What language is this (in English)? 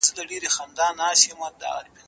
Pashto